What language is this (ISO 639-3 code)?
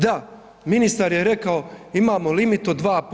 hrv